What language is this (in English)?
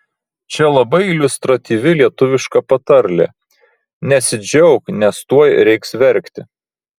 Lithuanian